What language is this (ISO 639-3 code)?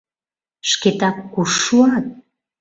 chm